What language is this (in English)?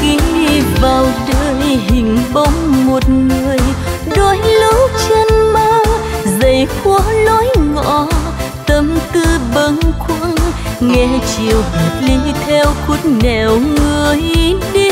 Vietnamese